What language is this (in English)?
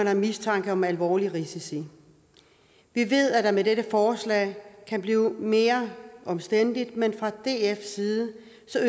Danish